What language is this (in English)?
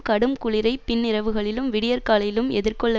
Tamil